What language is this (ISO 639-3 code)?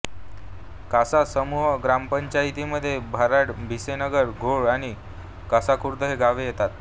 mar